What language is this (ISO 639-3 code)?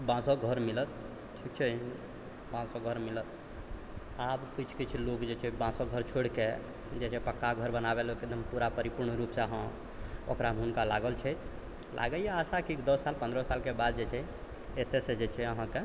mai